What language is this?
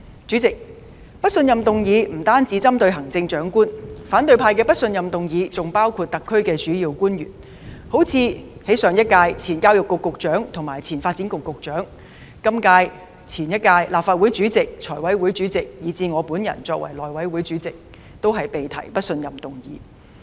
Cantonese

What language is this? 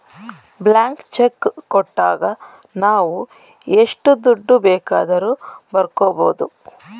Kannada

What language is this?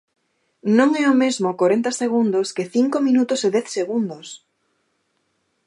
Galician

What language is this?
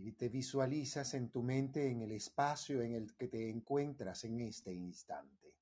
Spanish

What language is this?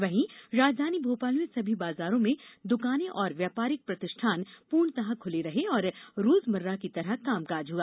Hindi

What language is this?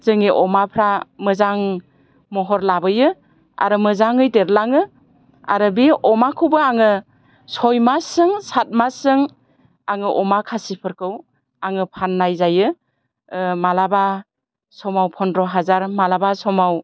Bodo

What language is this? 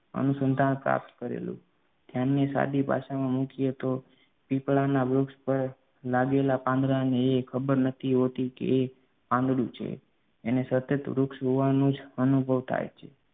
Gujarati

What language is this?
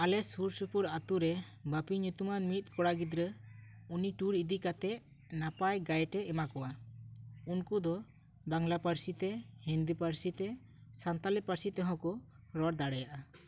Santali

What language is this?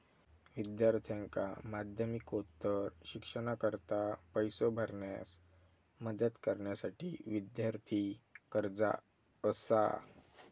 Marathi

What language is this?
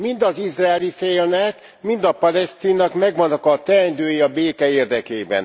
Hungarian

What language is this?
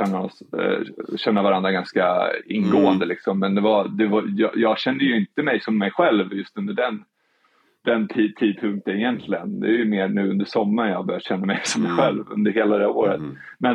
Swedish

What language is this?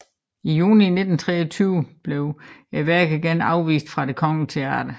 Danish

